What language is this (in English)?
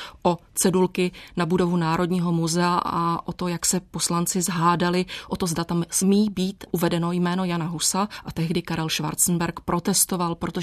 Czech